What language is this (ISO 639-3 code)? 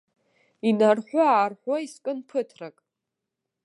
abk